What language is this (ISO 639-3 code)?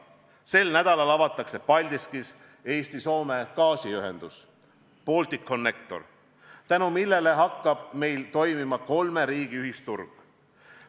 est